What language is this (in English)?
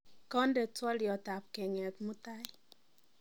Kalenjin